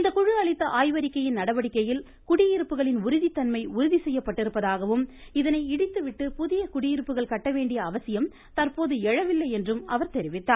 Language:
Tamil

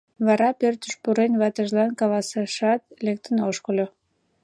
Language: Mari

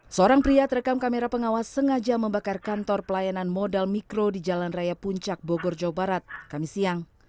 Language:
Indonesian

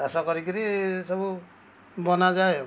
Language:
Odia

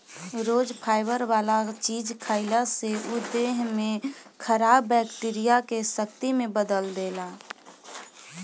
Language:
Bhojpuri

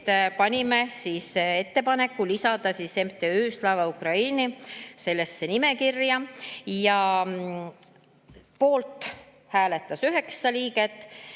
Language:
Estonian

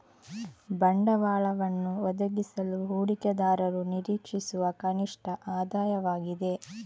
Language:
Kannada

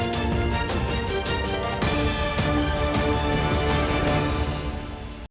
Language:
Ukrainian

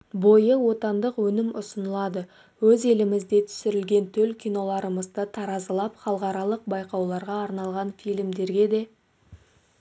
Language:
Kazakh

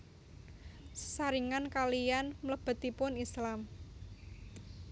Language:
Javanese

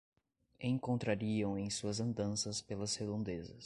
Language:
Portuguese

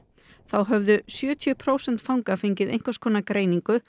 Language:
Icelandic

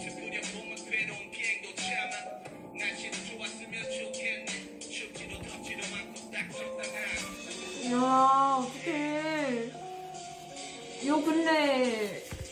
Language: Korean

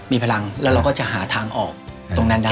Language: Thai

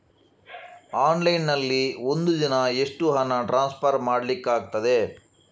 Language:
Kannada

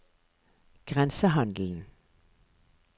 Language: Norwegian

